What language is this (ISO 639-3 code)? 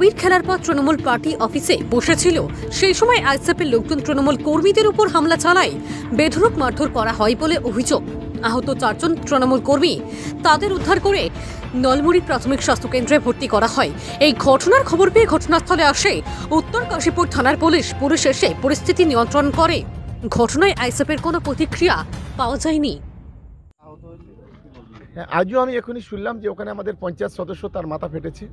ben